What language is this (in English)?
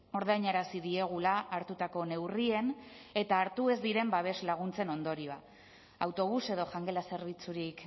Basque